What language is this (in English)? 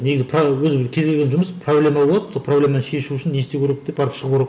Kazakh